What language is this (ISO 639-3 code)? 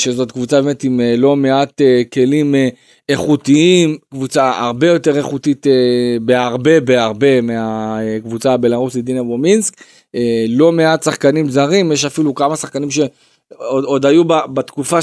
heb